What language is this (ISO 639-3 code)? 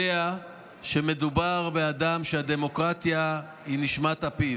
heb